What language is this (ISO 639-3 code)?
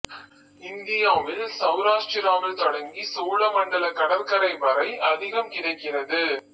tam